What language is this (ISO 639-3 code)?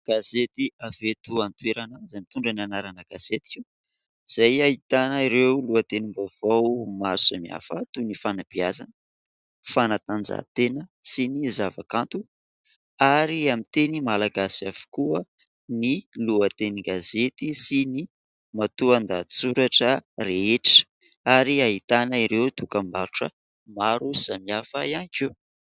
mlg